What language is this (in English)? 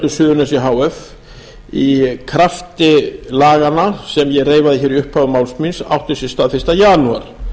Icelandic